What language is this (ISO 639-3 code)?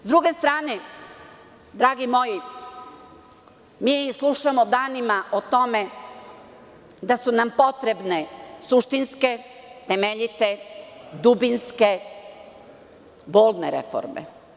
srp